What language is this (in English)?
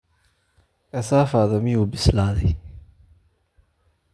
Somali